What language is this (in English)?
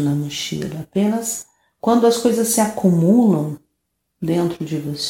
Portuguese